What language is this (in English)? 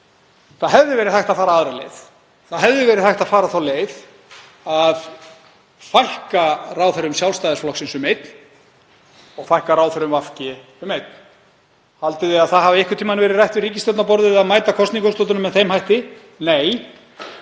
Icelandic